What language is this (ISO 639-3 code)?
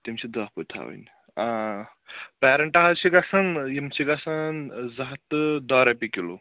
kas